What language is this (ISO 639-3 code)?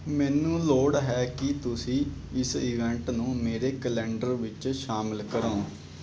pan